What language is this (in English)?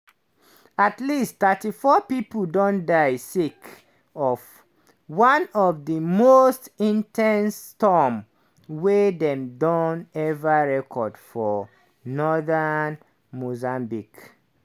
Nigerian Pidgin